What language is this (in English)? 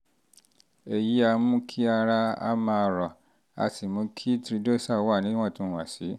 Yoruba